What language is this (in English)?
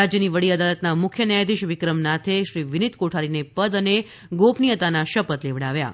Gujarati